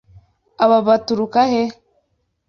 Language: Kinyarwanda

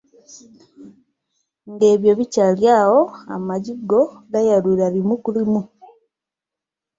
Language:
Ganda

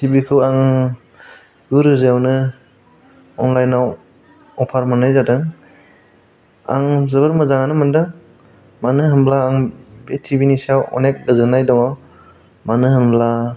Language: Bodo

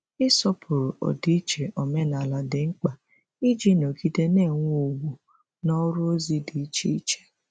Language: Igbo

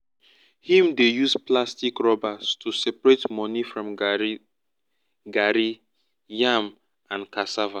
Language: Nigerian Pidgin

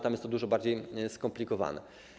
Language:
Polish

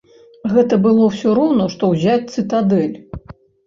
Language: Belarusian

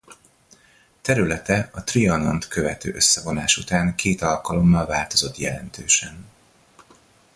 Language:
Hungarian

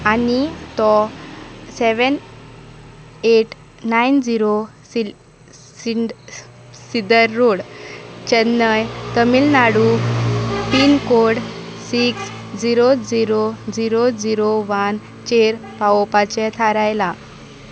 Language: Konkani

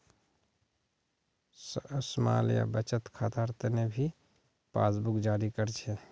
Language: Magahi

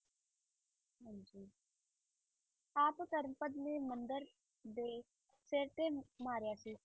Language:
Punjabi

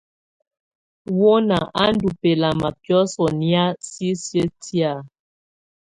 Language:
Tunen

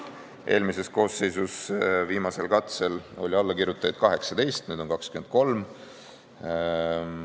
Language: Estonian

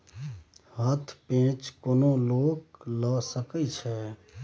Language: Maithili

